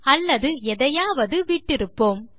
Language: Tamil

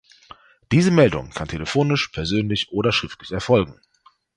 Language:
German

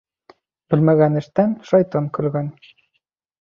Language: Bashkir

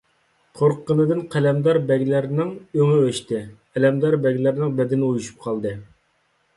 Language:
Uyghur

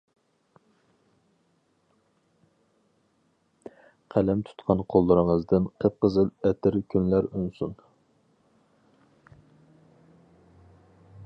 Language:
Uyghur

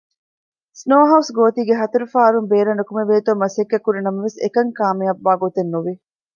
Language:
Divehi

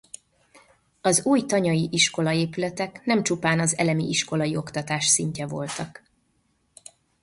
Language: Hungarian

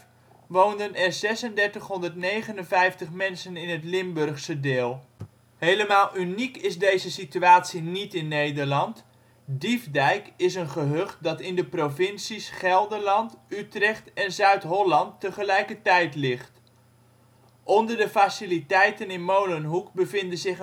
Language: Dutch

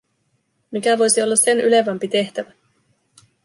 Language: Finnish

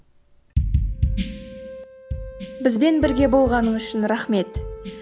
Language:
Kazakh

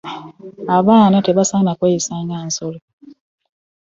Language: Ganda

